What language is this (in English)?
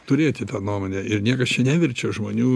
Lithuanian